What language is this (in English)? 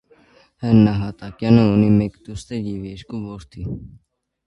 Armenian